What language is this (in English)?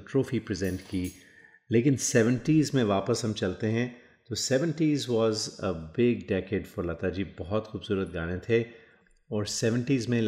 Hindi